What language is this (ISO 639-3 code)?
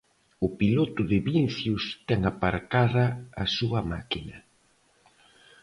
glg